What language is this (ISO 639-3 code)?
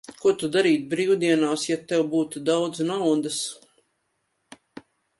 lav